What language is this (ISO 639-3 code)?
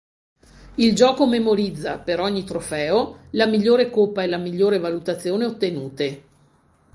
ita